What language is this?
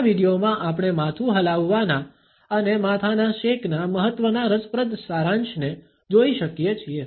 Gujarati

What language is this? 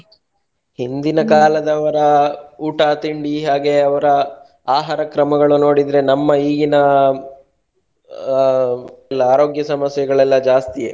Kannada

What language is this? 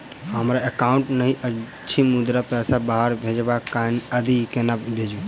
Maithili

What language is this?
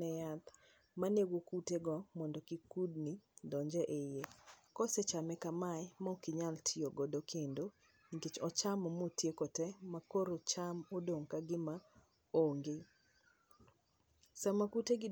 Luo (Kenya and Tanzania)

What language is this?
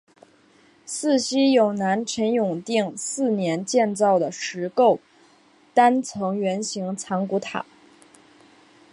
Chinese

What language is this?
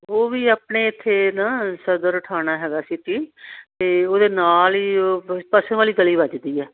Punjabi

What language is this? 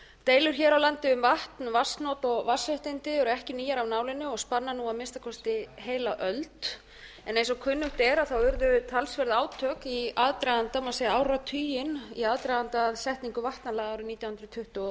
Icelandic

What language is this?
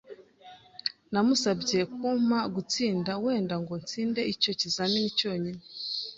Kinyarwanda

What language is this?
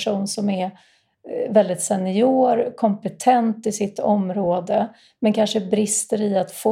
Swedish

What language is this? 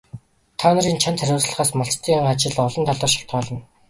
Mongolian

